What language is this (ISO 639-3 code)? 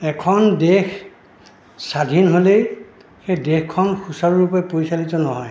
asm